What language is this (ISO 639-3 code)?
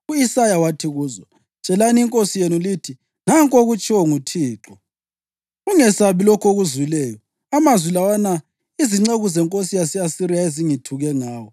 nde